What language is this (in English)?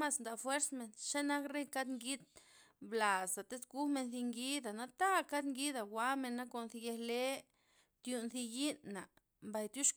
Loxicha Zapotec